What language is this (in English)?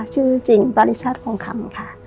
Thai